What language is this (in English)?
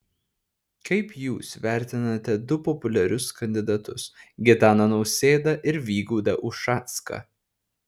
Lithuanian